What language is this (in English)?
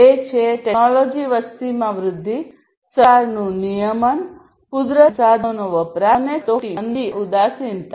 Gujarati